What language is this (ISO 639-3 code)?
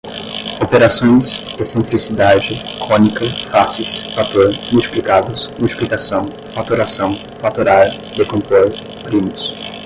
por